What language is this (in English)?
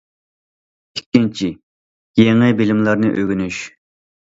Uyghur